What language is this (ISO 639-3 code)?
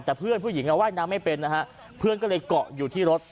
tha